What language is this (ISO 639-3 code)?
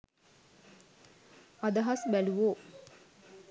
sin